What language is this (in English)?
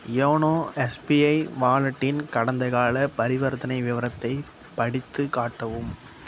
Tamil